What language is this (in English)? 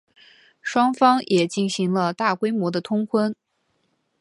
Chinese